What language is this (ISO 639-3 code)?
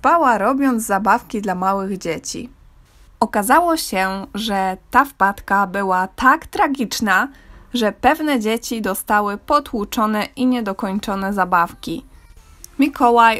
pol